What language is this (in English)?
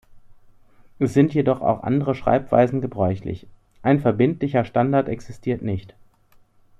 German